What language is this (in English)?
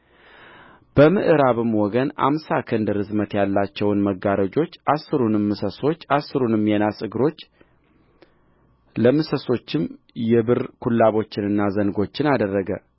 Amharic